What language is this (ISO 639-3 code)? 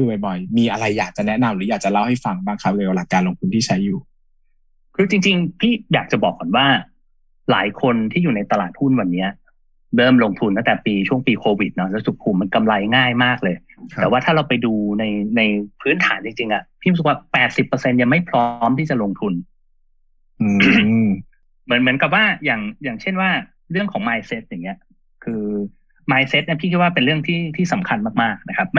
tha